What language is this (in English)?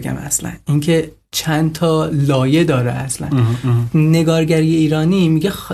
Persian